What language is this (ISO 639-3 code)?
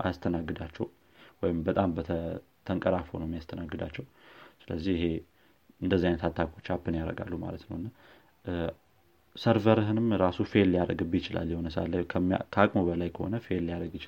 amh